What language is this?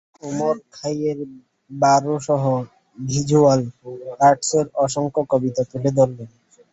Bangla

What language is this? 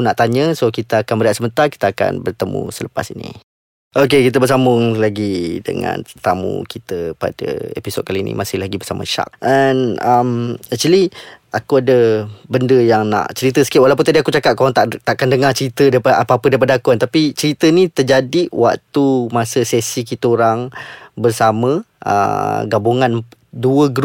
Malay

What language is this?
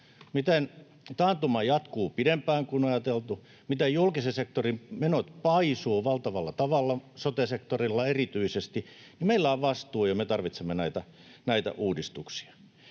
Finnish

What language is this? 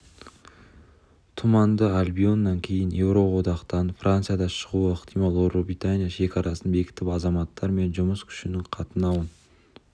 Kazakh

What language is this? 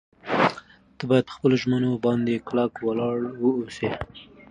Pashto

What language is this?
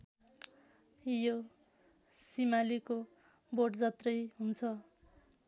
Nepali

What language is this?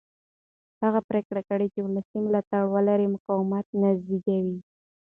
Pashto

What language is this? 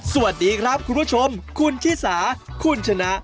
Thai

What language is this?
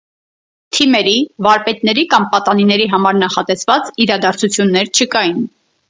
Armenian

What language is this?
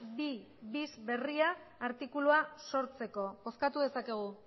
Basque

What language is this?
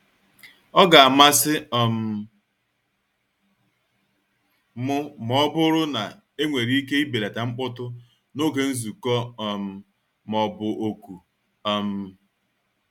Igbo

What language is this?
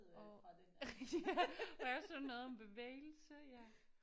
Danish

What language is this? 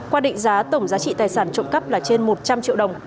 Vietnamese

